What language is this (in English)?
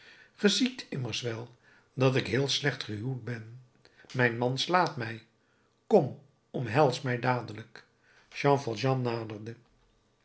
Dutch